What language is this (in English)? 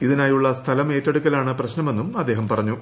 Malayalam